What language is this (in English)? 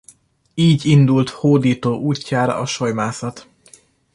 Hungarian